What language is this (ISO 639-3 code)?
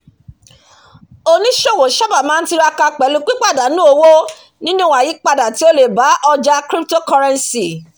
yor